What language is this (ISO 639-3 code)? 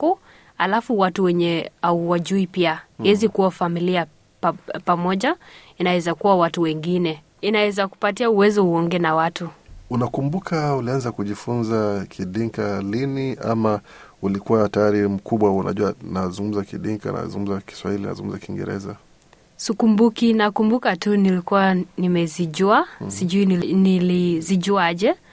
swa